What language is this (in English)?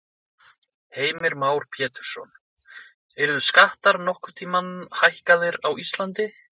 Icelandic